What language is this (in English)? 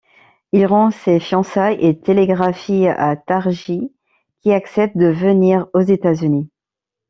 French